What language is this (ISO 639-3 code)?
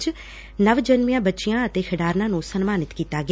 pan